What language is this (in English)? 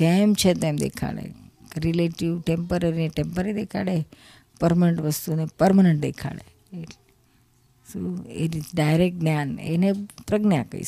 Gujarati